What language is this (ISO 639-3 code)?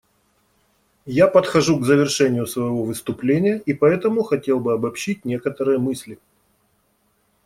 rus